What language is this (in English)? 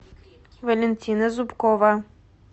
Russian